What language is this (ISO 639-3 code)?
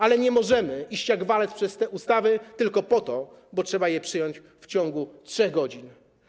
pol